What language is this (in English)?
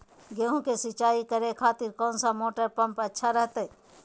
Magahi